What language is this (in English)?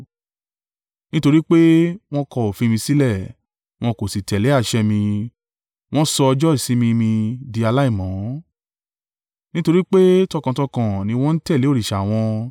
Yoruba